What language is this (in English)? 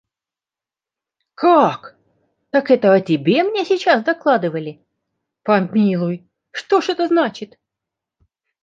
Russian